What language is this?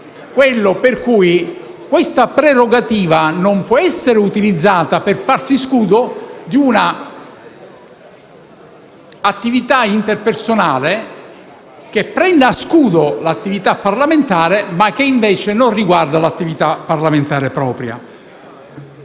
Italian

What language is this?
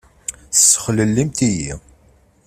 Kabyle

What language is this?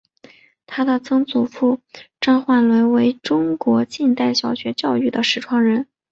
Chinese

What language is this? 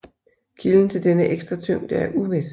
Danish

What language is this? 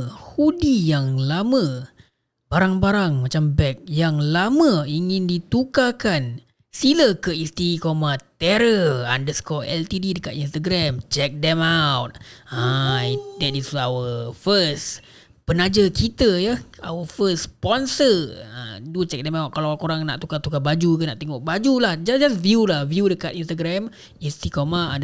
Malay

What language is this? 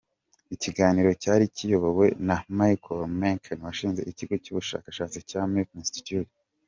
Kinyarwanda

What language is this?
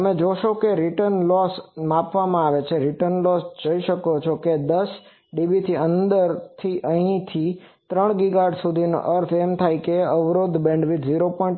Gujarati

